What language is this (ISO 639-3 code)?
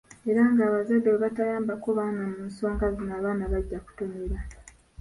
lug